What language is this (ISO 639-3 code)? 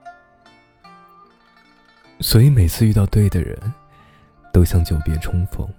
zho